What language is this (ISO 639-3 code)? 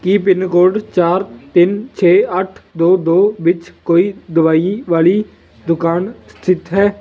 pan